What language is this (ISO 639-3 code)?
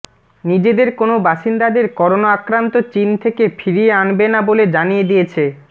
ben